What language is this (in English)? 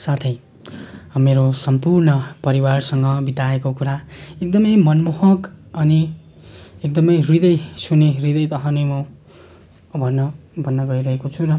Nepali